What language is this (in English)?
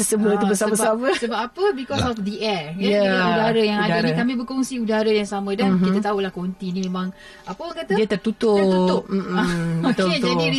Malay